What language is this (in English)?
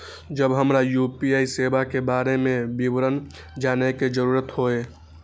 Maithili